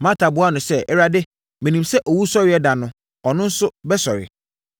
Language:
Akan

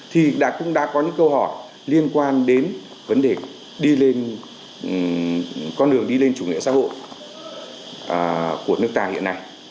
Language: Vietnamese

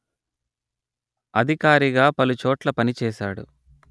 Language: Telugu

